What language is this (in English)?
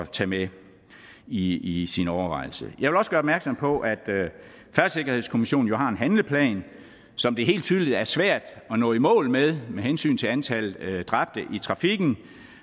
Danish